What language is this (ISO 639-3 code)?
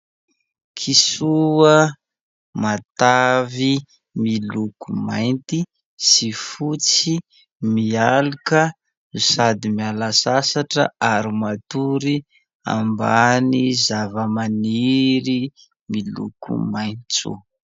mlg